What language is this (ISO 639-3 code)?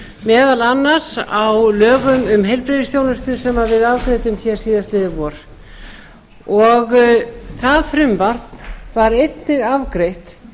isl